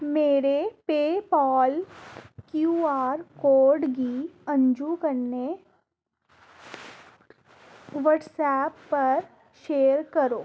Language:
Dogri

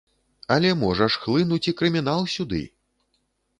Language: Belarusian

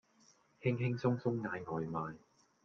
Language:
Cantonese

